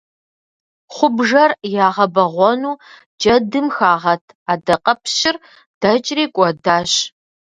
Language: Kabardian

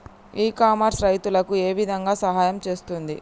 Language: Telugu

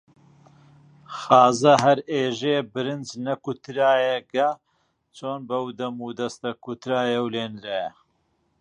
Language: Central Kurdish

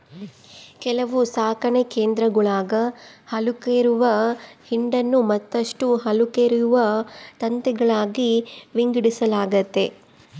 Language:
Kannada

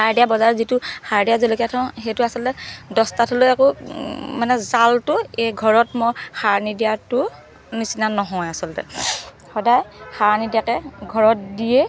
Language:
Assamese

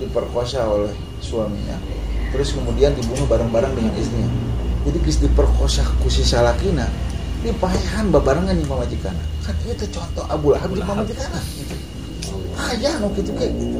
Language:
Indonesian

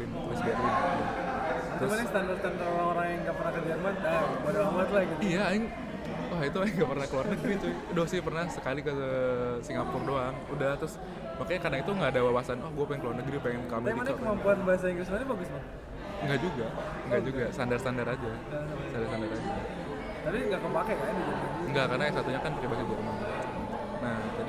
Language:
Indonesian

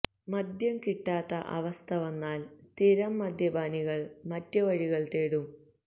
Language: Malayalam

